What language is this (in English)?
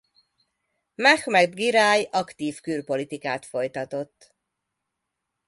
Hungarian